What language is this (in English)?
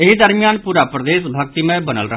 Maithili